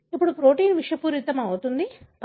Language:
Telugu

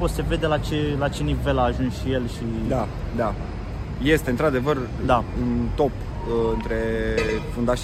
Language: Romanian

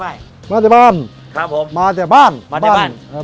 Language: Thai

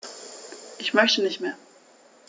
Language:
German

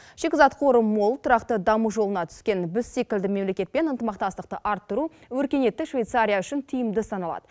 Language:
Kazakh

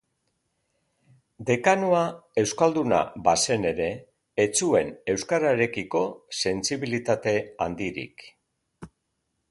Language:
Basque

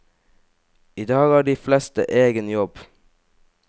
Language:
Norwegian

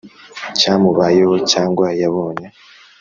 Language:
Kinyarwanda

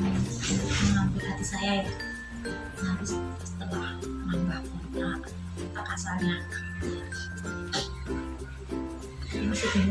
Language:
Indonesian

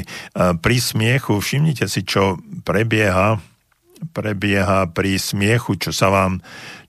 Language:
Slovak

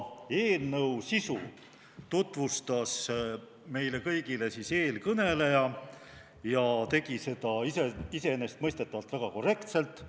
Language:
Estonian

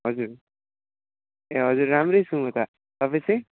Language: Nepali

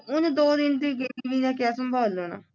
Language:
Punjabi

